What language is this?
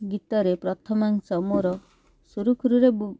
Odia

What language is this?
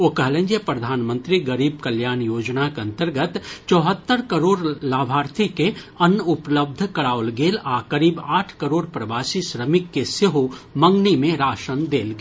Maithili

